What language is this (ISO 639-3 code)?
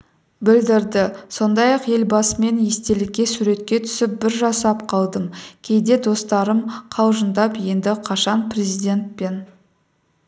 kaz